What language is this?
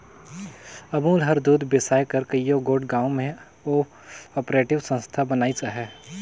Chhattisgarhi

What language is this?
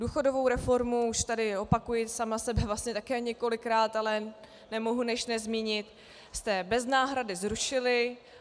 Czech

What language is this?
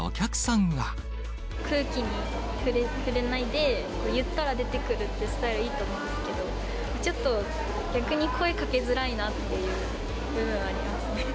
Japanese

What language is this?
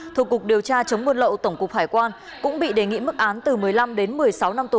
Vietnamese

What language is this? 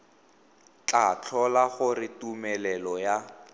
Tswana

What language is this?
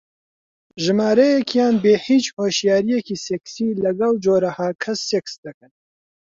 Central Kurdish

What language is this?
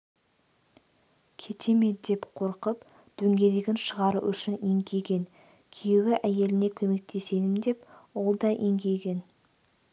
Kazakh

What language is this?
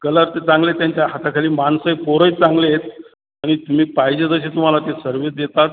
Marathi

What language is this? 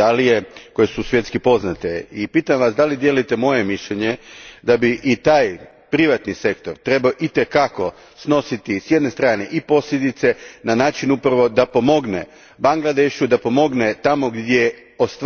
Croatian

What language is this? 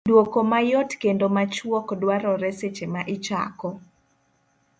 Luo (Kenya and Tanzania)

